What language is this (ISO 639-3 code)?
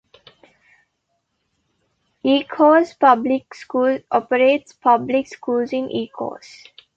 eng